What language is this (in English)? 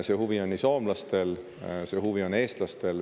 Estonian